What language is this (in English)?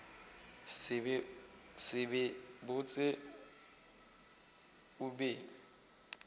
Northern Sotho